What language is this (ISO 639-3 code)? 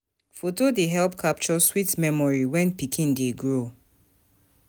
pcm